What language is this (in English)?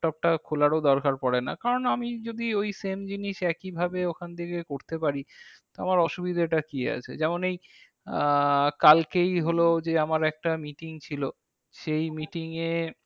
Bangla